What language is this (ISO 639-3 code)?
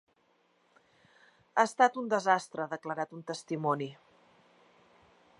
cat